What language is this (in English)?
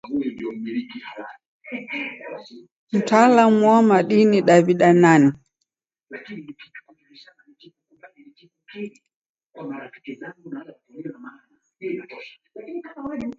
Taita